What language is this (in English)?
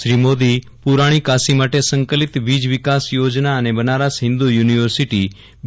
Gujarati